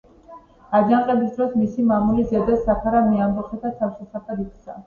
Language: Georgian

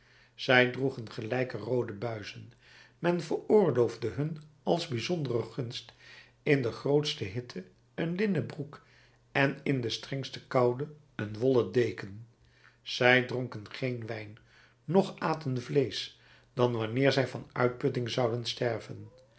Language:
Dutch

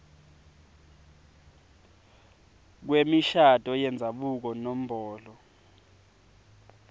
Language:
Swati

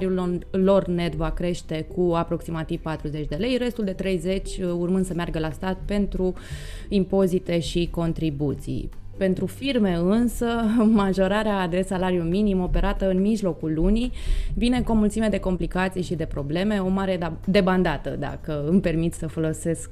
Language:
Romanian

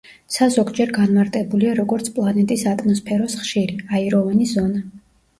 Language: Georgian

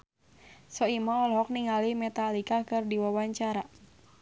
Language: Sundanese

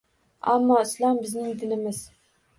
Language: Uzbek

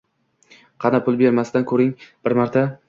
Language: Uzbek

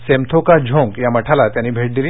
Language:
Marathi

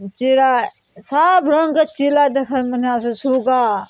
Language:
Maithili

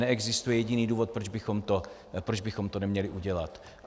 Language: Czech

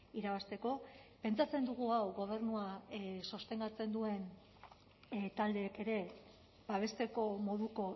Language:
Basque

